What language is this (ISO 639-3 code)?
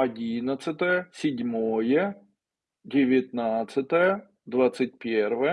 rus